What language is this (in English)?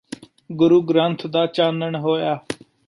Punjabi